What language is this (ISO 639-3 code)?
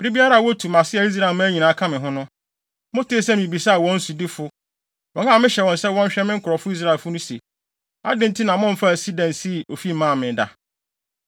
aka